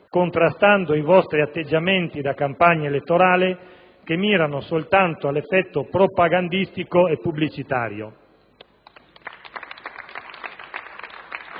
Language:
Italian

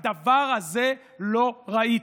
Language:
Hebrew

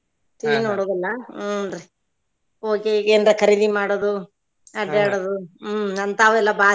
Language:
Kannada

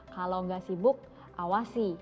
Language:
Indonesian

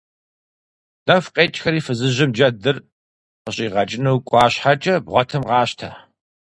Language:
Kabardian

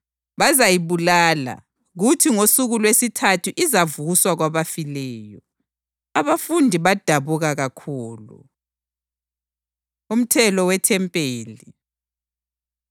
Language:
North Ndebele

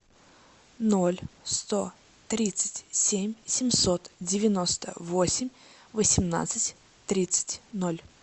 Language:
Russian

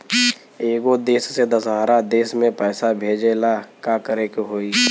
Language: Bhojpuri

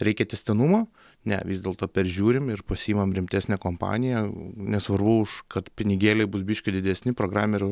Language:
Lithuanian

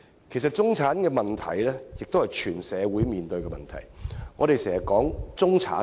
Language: Cantonese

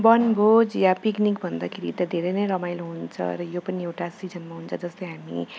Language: Nepali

